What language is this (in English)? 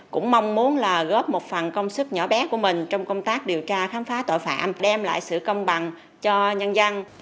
Vietnamese